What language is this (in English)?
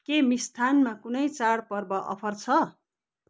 Nepali